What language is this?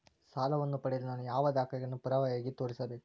Kannada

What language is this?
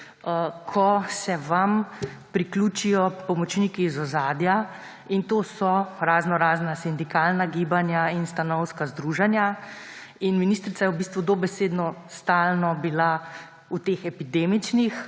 Slovenian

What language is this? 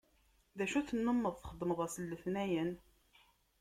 Kabyle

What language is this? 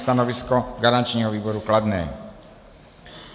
Czech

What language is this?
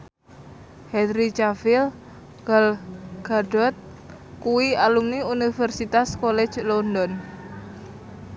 Javanese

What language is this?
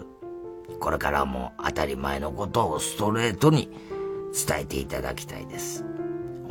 Japanese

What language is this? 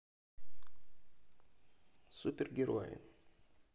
Russian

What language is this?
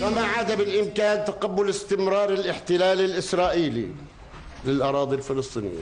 Arabic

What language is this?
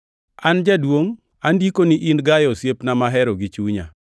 Luo (Kenya and Tanzania)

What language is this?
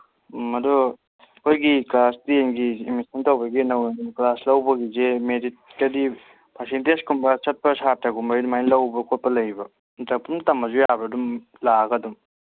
Manipuri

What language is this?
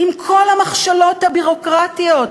Hebrew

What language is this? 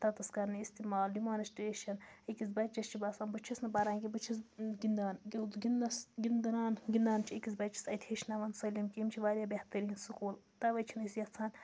Kashmiri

